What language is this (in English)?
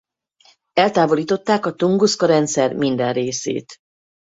Hungarian